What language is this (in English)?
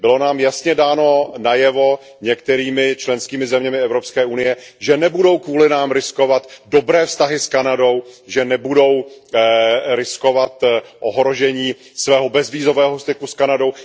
Czech